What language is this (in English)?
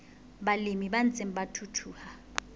Southern Sotho